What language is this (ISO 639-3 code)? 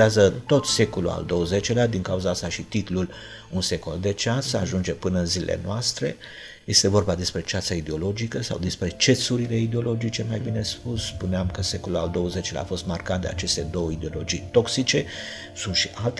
ron